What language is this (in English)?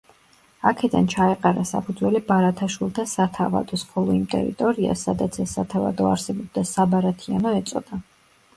Georgian